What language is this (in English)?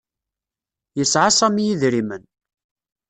Kabyle